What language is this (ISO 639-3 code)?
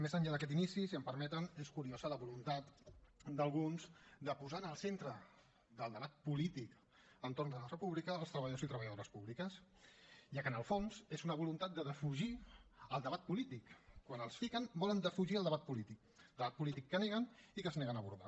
cat